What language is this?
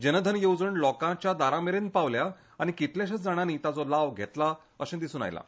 Konkani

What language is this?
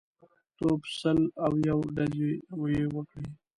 Pashto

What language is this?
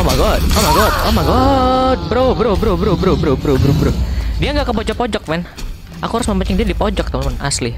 Indonesian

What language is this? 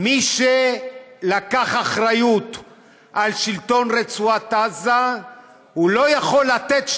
Hebrew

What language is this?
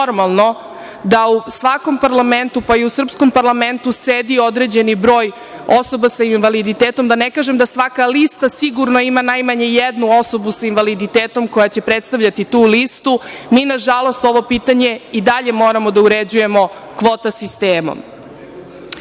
Serbian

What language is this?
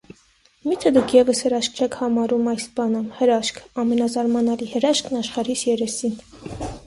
Armenian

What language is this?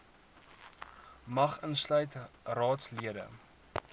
Afrikaans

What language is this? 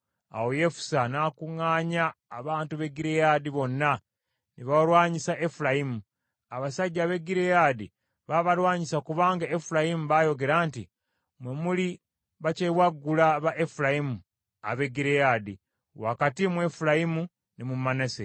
Ganda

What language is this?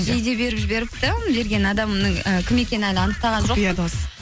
Kazakh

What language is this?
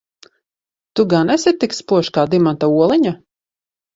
Latvian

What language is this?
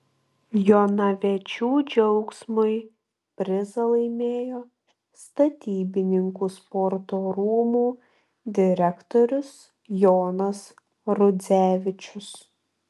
Lithuanian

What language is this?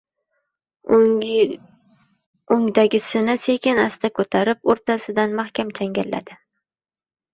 Uzbek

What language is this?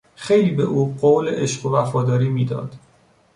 Persian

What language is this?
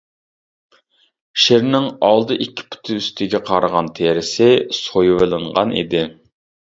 Uyghur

